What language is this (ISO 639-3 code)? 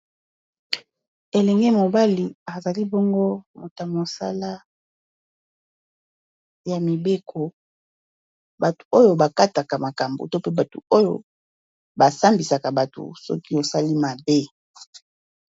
lin